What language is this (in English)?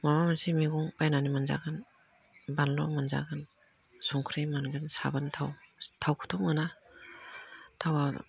Bodo